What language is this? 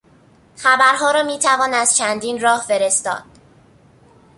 Persian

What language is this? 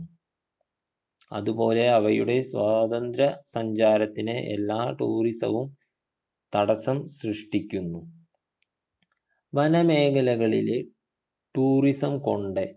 Malayalam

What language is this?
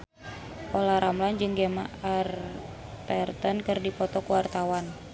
Sundanese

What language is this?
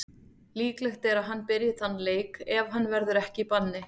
Icelandic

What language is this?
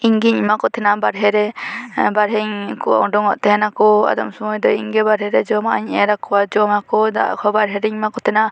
Santali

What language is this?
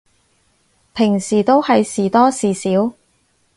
Cantonese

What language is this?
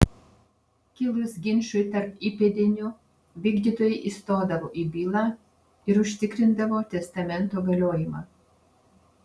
Lithuanian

